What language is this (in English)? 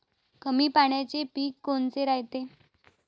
Marathi